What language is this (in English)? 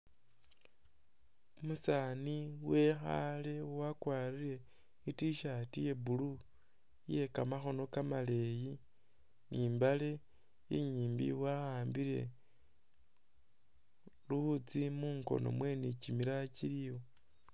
Masaaba